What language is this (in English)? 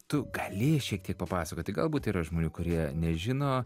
Lithuanian